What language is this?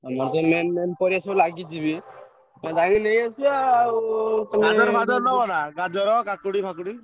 Odia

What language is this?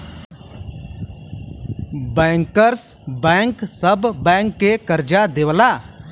Bhojpuri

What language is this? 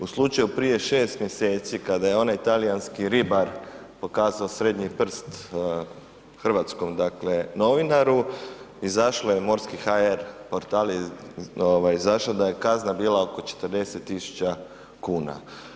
Croatian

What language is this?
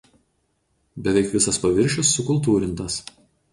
Lithuanian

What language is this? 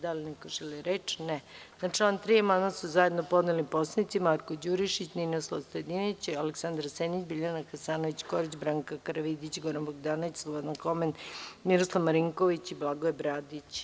Serbian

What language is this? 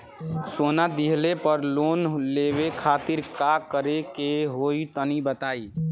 Bhojpuri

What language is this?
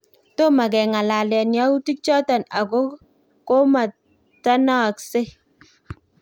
Kalenjin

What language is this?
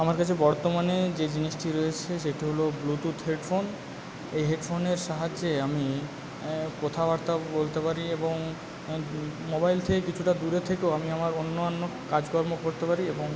Bangla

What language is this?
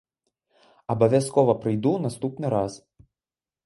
Belarusian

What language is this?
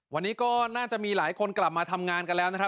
Thai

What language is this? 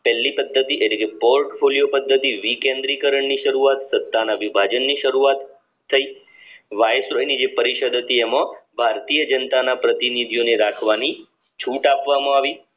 Gujarati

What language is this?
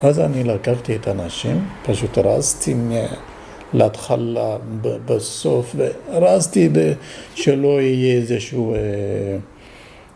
Hebrew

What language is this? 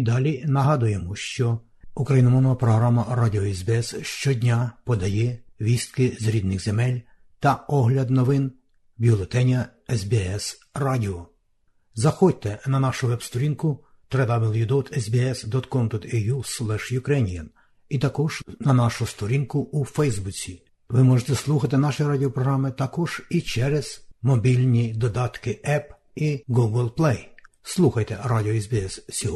Ukrainian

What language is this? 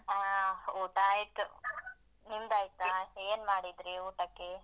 Kannada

